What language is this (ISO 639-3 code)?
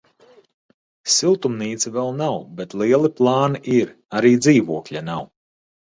lav